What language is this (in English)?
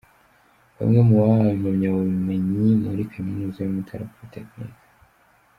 Kinyarwanda